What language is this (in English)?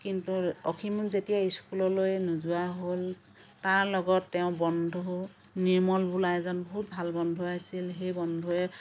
Assamese